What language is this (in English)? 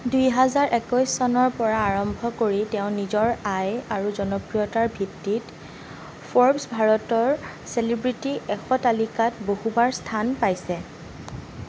Assamese